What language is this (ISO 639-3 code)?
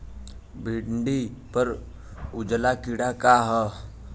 bho